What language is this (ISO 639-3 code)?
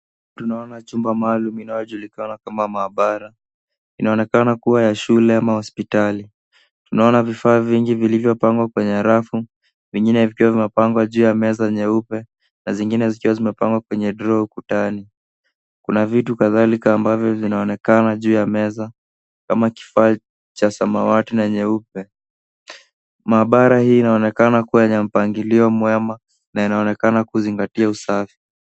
swa